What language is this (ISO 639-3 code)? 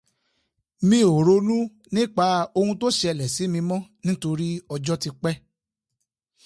yor